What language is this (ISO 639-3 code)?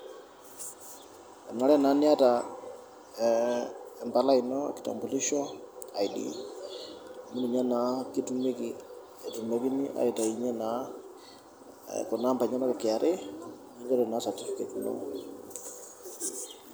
mas